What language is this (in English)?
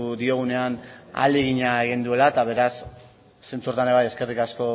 Basque